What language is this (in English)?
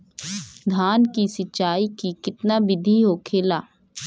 Bhojpuri